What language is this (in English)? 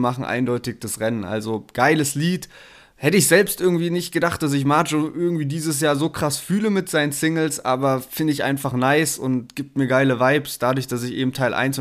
German